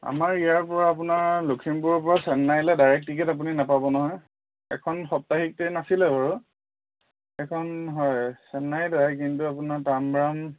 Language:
Assamese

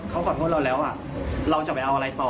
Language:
Thai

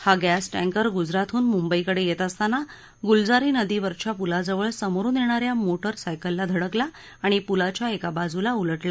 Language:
Marathi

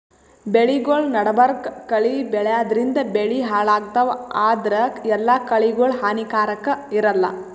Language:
Kannada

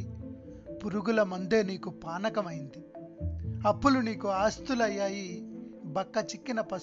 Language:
Telugu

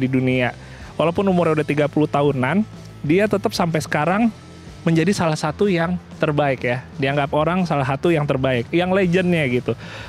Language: Indonesian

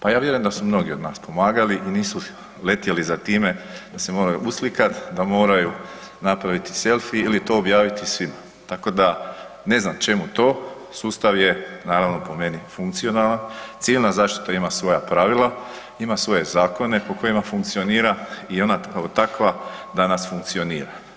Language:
Croatian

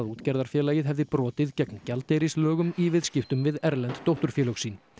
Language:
Icelandic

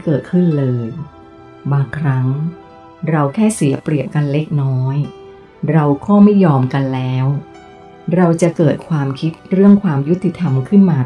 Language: Thai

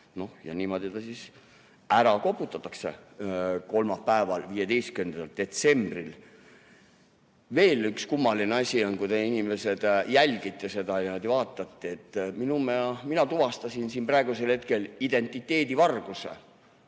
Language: Estonian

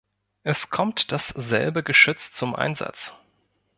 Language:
German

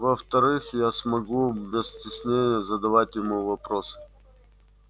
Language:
Russian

